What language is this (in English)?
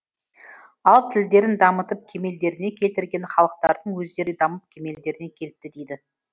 Kazakh